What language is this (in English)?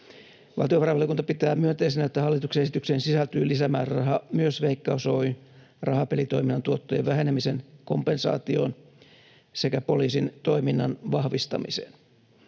Finnish